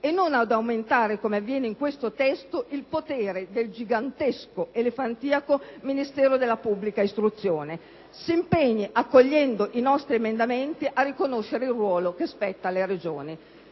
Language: Italian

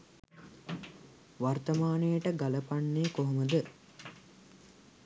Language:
Sinhala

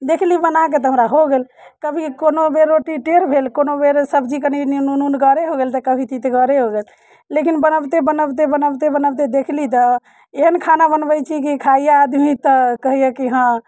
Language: Maithili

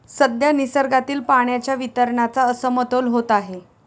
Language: Marathi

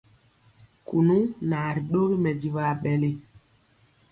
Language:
Mpiemo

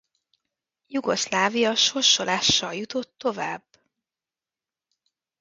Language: Hungarian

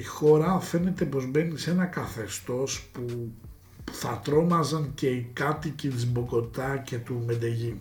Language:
Greek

